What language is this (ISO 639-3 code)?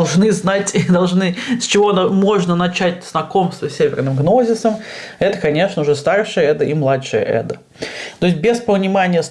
rus